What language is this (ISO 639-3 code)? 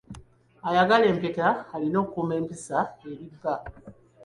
lug